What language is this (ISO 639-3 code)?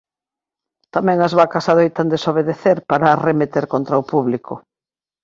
glg